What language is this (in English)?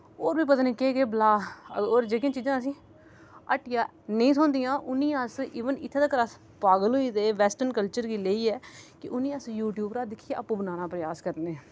Dogri